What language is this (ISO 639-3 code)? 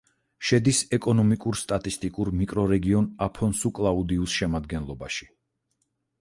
kat